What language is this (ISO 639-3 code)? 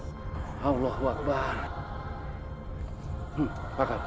ind